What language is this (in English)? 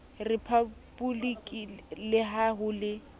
Southern Sotho